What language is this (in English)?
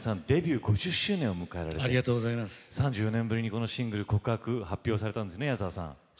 Japanese